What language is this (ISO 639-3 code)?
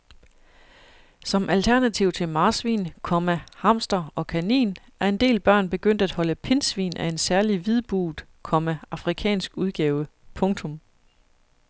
dan